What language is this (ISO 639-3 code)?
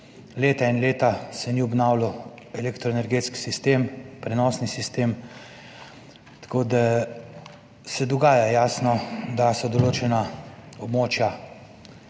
slv